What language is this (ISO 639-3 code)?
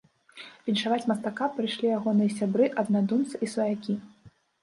bel